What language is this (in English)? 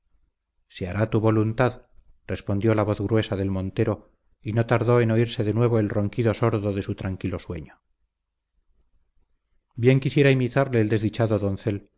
Spanish